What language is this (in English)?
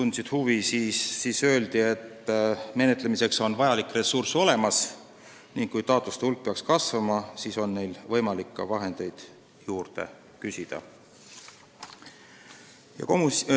Estonian